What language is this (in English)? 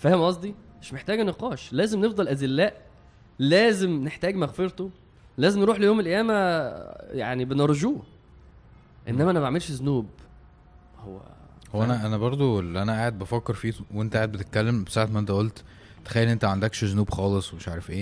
Arabic